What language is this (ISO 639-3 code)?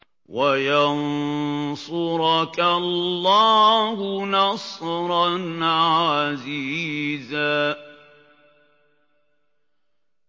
ara